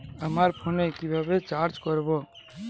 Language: Bangla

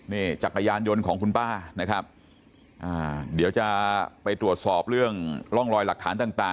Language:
Thai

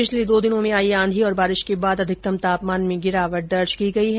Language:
Hindi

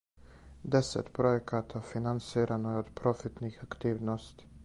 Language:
Serbian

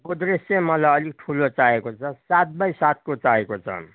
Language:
Nepali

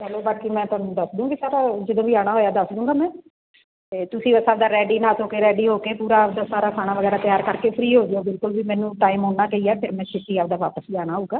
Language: Punjabi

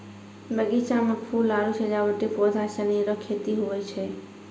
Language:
Maithili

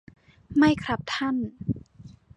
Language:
Thai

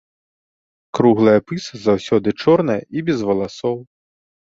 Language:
Belarusian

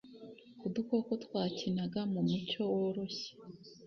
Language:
Kinyarwanda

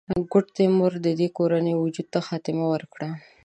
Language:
Pashto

